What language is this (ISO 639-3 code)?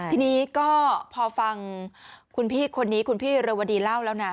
tha